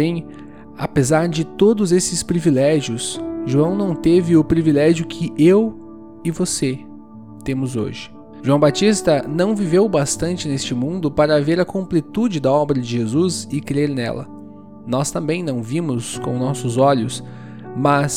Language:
Portuguese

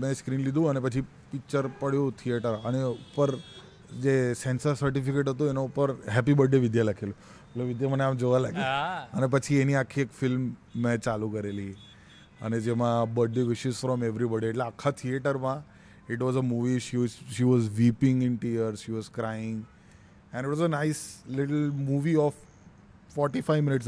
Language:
Gujarati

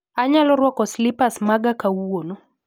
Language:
Luo (Kenya and Tanzania)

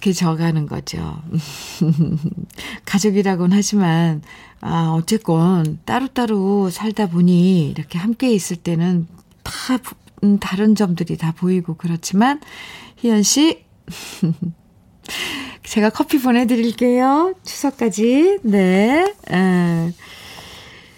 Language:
Korean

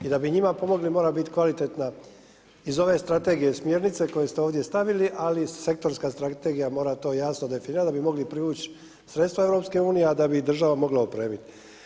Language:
Croatian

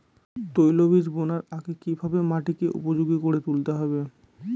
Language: Bangla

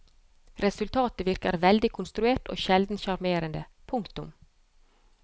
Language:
Norwegian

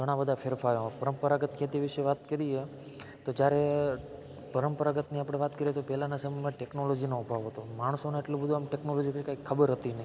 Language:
Gujarati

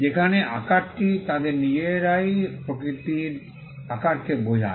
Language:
Bangla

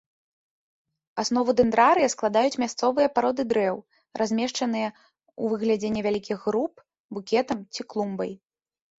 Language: Belarusian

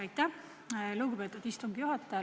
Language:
Estonian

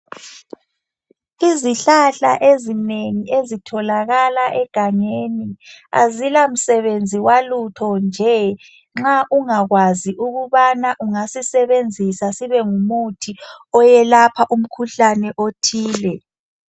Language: North Ndebele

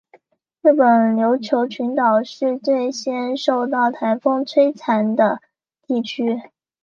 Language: Chinese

